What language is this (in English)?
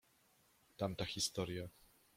Polish